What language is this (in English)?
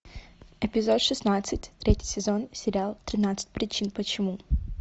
Russian